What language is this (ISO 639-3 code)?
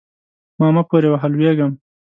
pus